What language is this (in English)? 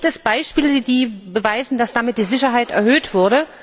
German